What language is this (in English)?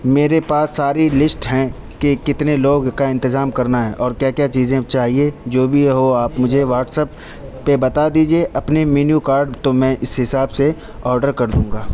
Urdu